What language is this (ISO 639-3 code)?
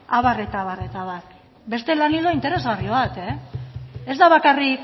eus